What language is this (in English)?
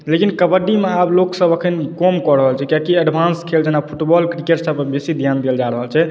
Maithili